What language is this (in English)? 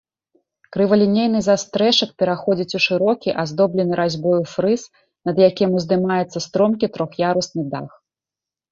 Belarusian